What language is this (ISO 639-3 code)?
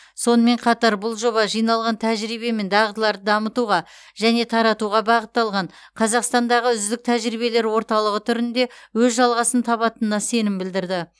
kaz